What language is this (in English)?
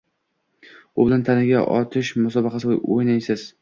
Uzbek